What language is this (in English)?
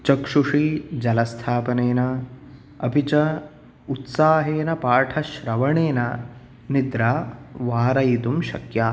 Sanskrit